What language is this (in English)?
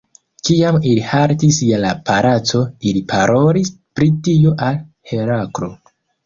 Esperanto